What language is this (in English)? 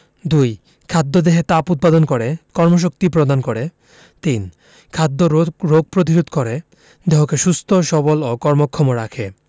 Bangla